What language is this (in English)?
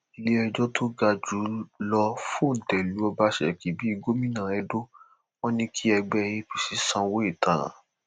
Yoruba